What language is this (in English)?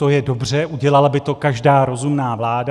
Czech